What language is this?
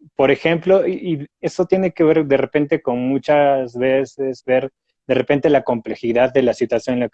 Spanish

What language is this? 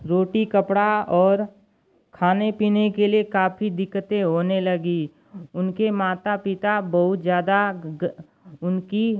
Hindi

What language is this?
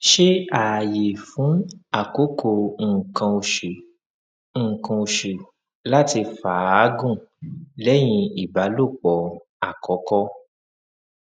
Yoruba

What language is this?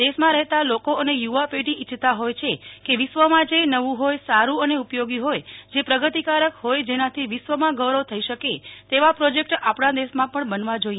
Gujarati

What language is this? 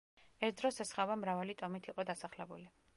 Georgian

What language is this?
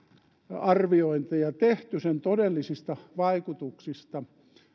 Finnish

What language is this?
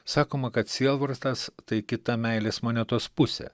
Lithuanian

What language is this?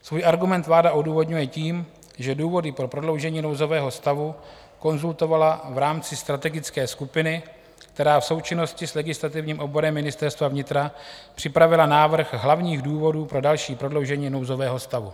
Czech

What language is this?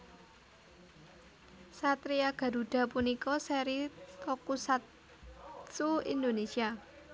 Javanese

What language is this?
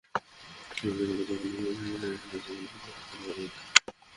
Bangla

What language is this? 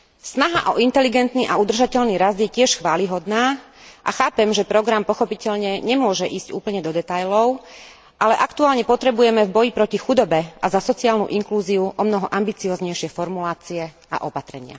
Slovak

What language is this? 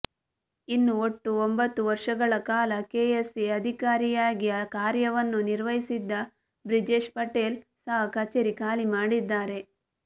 Kannada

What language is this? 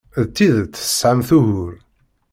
Kabyle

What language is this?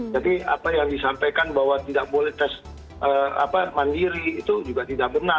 Indonesian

